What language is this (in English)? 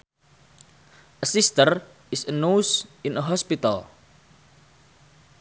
Sundanese